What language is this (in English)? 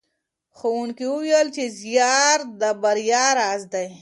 Pashto